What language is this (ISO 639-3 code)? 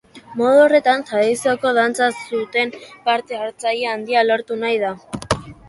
eus